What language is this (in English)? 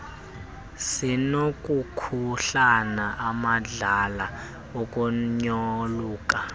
Xhosa